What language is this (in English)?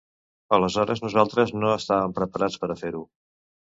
Catalan